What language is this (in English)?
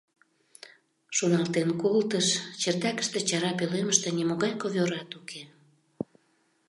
Mari